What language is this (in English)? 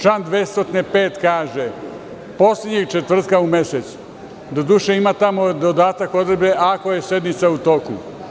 Serbian